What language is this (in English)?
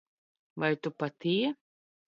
Latvian